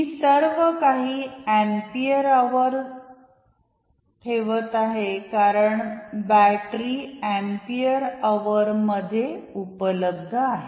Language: Marathi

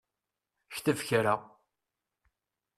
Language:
Kabyle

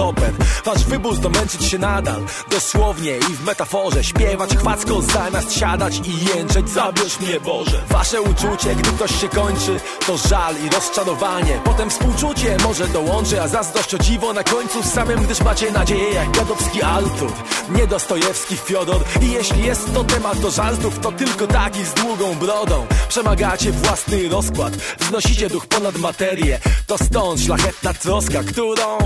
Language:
Polish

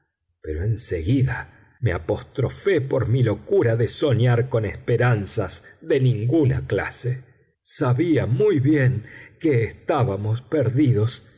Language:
Spanish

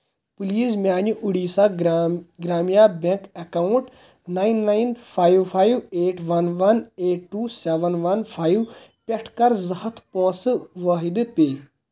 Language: Kashmiri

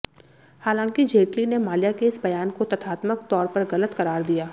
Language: Hindi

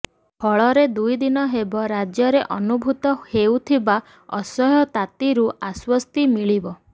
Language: Odia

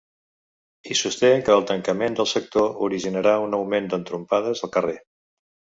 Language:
Catalan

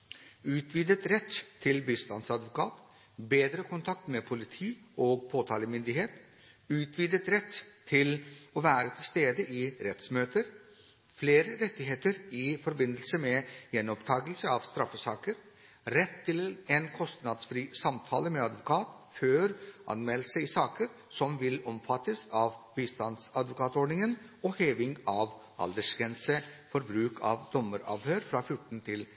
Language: Norwegian Bokmål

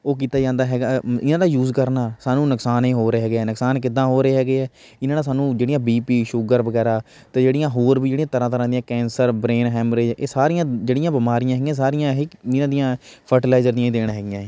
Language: Punjabi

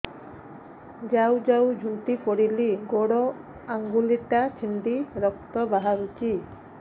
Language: Odia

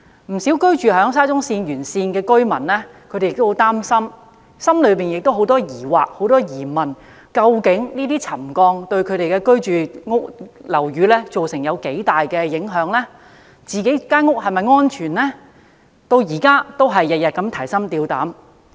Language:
Cantonese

